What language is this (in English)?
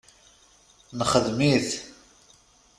Kabyle